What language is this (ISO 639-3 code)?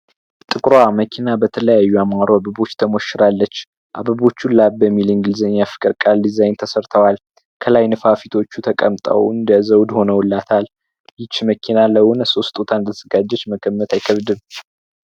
amh